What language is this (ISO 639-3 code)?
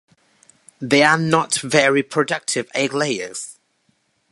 eng